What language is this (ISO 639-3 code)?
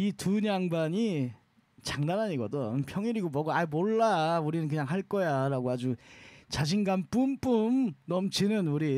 kor